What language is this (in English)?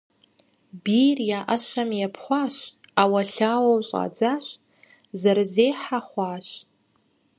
Kabardian